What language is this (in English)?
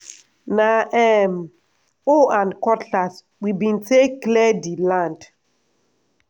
Nigerian Pidgin